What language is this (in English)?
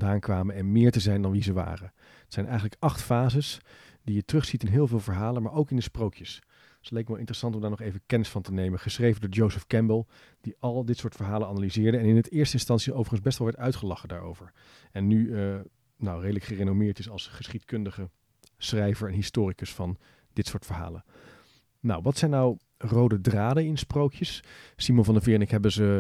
Dutch